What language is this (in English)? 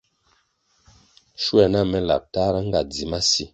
Kwasio